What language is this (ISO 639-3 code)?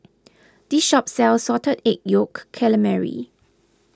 eng